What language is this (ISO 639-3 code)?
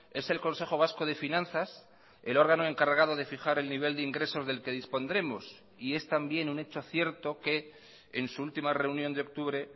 spa